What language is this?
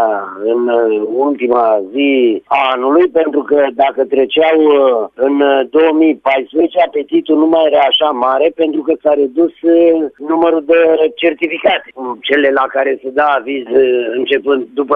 Romanian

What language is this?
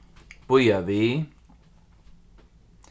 Faroese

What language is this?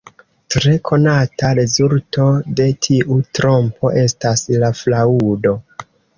Esperanto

